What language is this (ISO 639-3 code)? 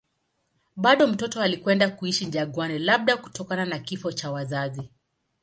swa